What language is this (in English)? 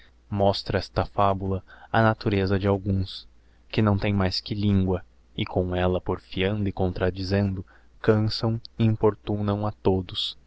Portuguese